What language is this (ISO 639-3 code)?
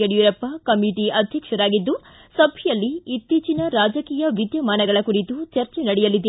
kan